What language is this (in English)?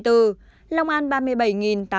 Vietnamese